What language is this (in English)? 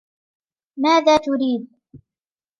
Arabic